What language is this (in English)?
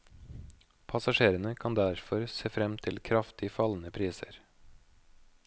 Norwegian